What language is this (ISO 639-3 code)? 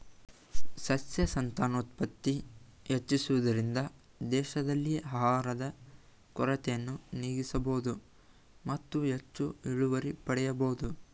kan